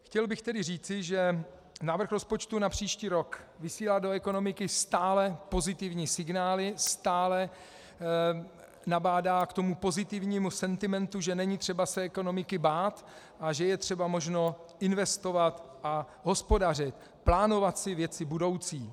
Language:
Czech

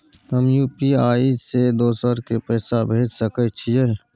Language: Maithili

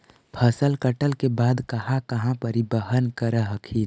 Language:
Magahi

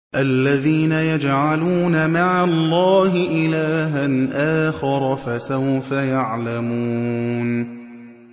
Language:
Arabic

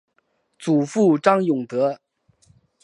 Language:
Chinese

